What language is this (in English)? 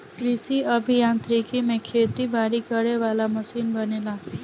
Bhojpuri